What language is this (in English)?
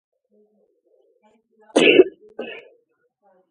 Georgian